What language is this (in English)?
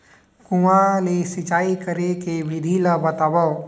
Chhattisgarhi